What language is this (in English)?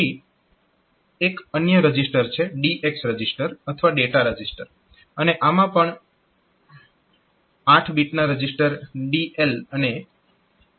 Gujarati